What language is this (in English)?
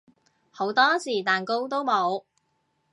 Cantonese